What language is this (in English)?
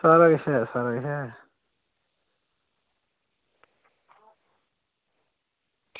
Dogri